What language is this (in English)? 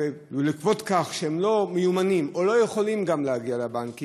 Hebrew